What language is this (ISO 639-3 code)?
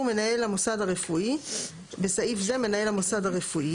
heb